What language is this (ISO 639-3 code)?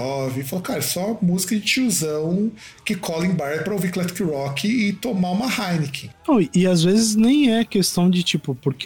por